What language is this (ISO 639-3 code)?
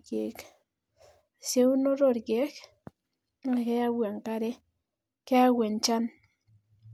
mas